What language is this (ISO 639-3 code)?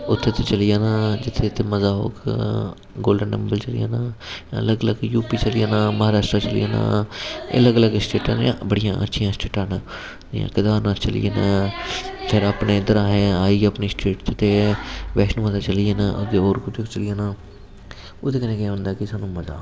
doi